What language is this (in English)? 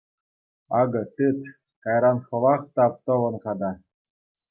Chuvash